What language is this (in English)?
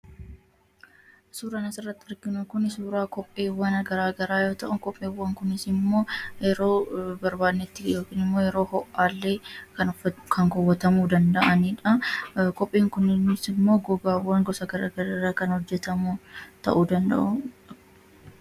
Oromo